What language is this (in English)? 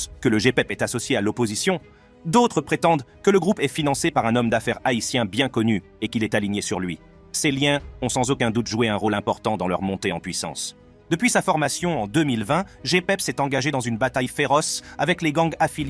French